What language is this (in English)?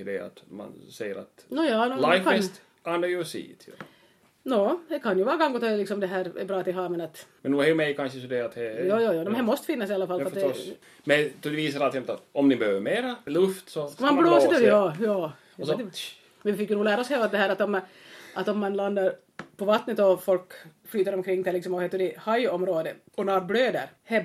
Swedish